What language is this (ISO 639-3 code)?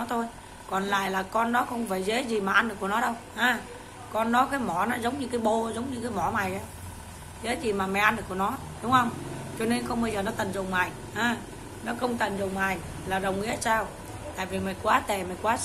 vie